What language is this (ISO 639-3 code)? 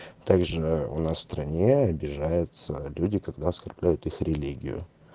rus